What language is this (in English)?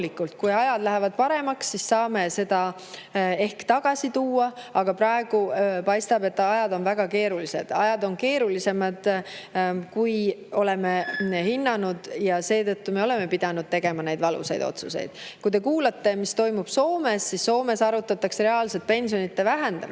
Estonian